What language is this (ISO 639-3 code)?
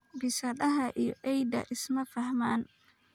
som